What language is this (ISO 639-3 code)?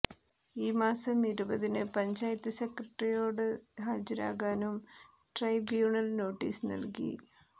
mal